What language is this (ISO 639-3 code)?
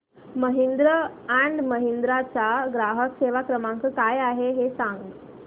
mar